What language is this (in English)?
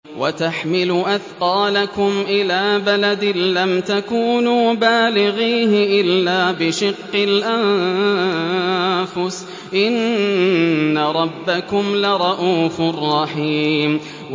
Arabic